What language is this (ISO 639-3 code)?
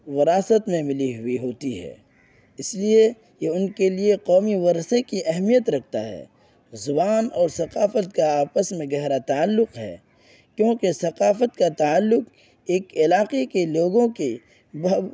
urd